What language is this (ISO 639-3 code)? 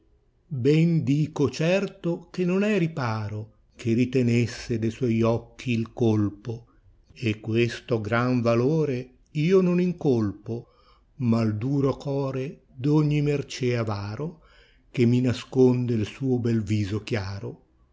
ita